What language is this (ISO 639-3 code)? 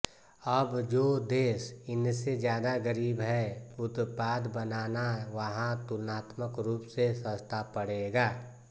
hin